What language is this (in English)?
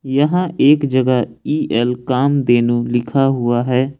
Hindi